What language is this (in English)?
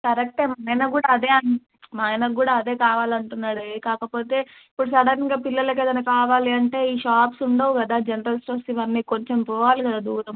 Telugu